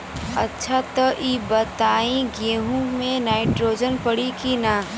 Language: Bhojpuri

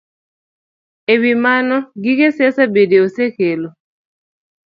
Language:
Luo (Kenya and Tanzania)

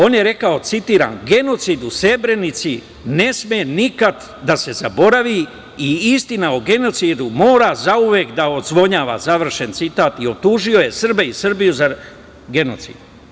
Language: Serbian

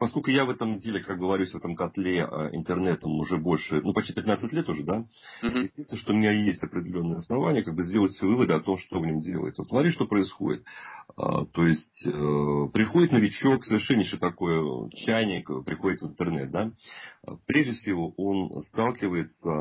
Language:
Russian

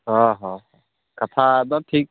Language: Santali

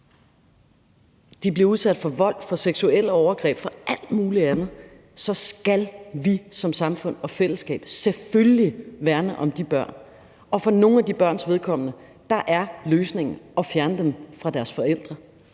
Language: Danish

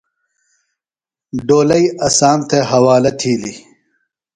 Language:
Phalura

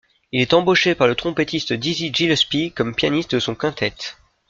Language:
French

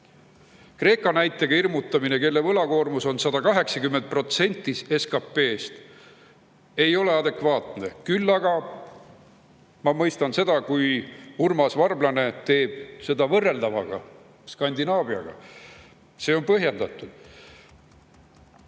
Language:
Estonian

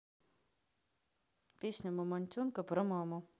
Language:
Russian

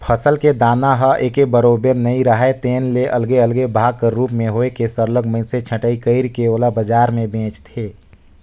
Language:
Chhattisgarhi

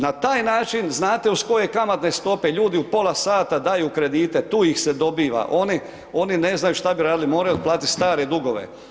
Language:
Croatian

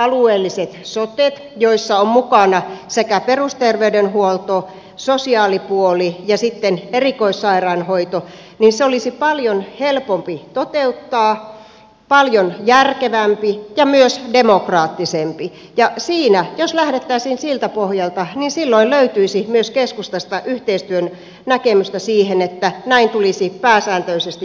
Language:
Finnish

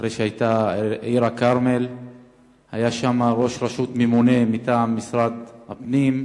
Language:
Hebrew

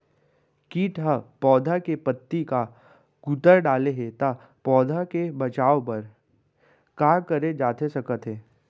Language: Chhattisgarhi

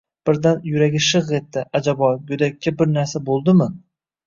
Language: Uzbek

